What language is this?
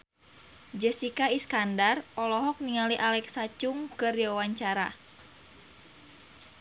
Sundanese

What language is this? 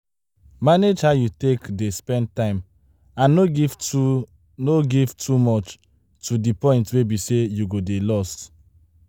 Nigerian Pidgin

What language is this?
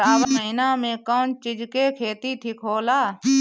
Bhojpuri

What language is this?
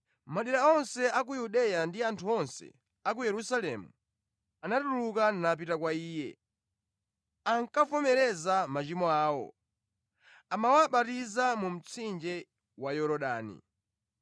Nyanja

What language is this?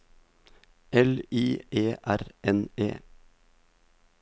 Norwegian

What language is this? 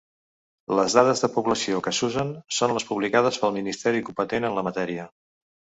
Catalan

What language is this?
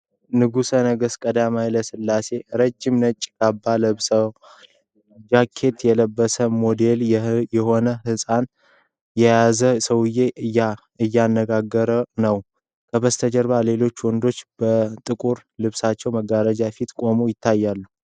Amharic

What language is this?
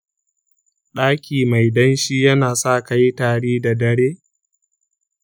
Hausa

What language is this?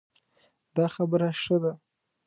Pashto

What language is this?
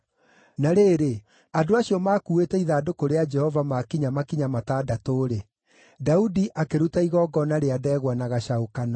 Kikuyu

